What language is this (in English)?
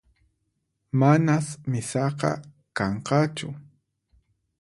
Puno Quechua